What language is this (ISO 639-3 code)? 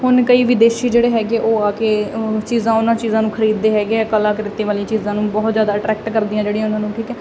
pan